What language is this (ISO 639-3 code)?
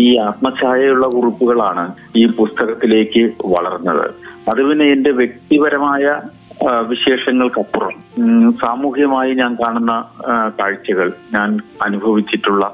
mal